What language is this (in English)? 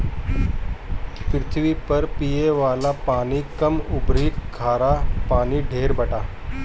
Bhojpuri